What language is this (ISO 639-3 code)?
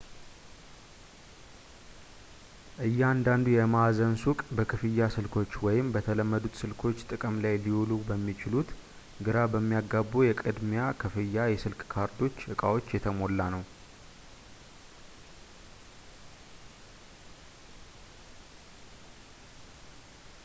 amh